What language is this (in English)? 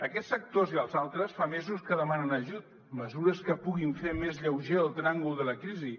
Catalan